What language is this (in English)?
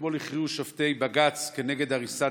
Hebrew